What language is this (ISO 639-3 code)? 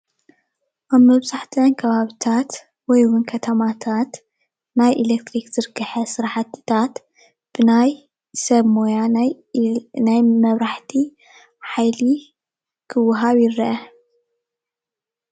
tir